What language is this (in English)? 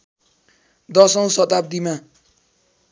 Nepali